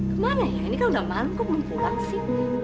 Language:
Indonesian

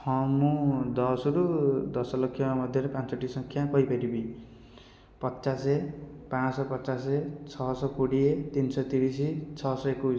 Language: Odia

